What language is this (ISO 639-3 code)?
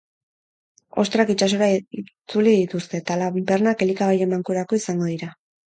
eus